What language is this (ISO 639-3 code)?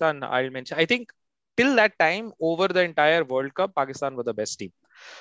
eng